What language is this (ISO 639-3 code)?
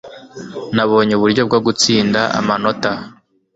kin